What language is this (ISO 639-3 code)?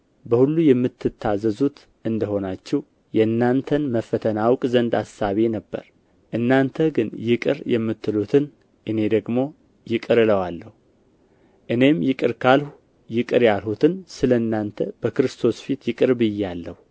amh